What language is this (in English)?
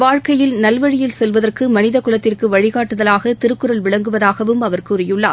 Tamil